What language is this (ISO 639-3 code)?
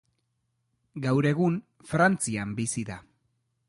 eus